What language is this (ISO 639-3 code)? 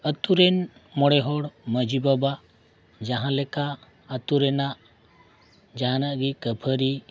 sat